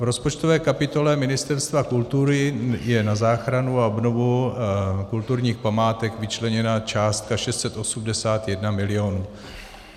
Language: Czech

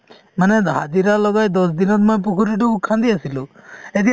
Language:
Assamese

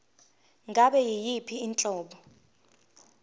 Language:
Zulu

